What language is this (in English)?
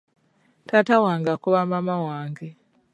Ganda